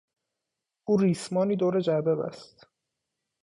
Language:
Persian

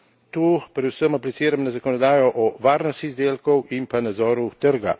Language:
Slovenian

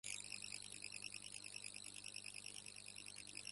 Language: Uzbek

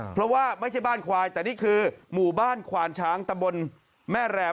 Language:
Thai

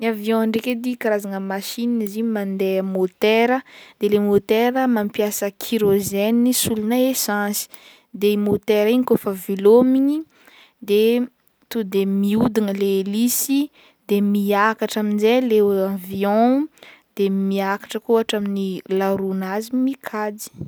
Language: Northern Betsimisaraka Malagasy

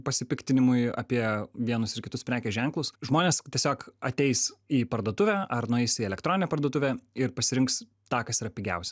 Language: Lithuanian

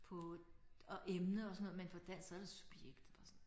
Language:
Danish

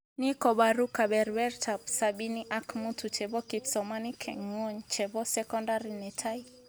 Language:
Kalenjin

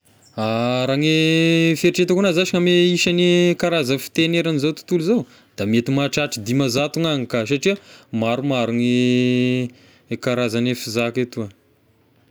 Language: Tesaka Malagasy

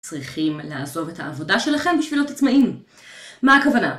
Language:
Hebrew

